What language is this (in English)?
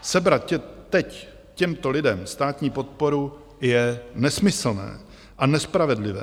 Czech